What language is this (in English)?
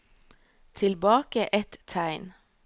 Norwegian